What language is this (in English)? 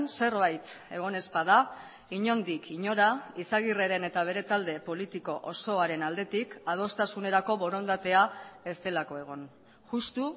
Basque